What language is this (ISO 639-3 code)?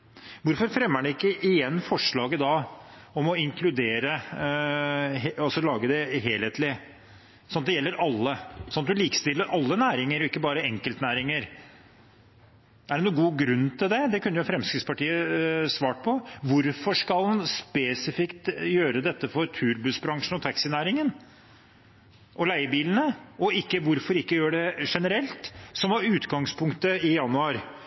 nob